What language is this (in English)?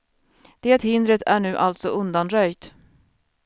Swedish